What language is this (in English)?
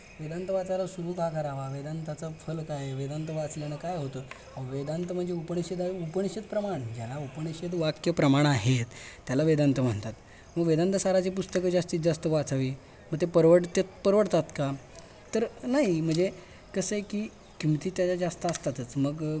Marathi